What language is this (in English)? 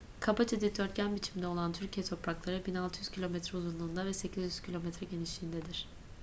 Turkish